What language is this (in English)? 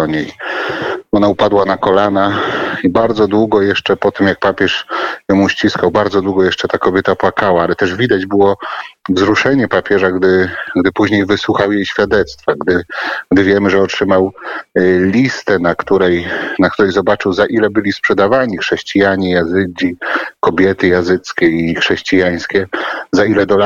Polish